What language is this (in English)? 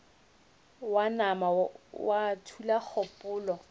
Northern Sotho